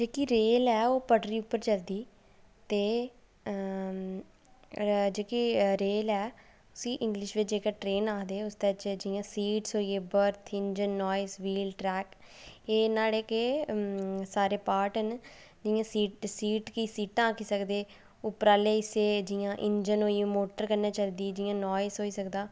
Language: Dogri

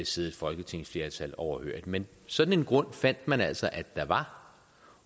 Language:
Danish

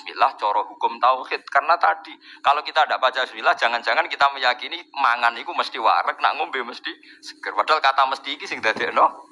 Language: Indonesian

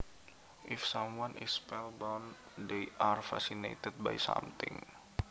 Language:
Javanese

